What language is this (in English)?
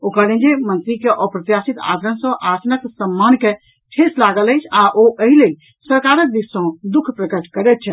Maithili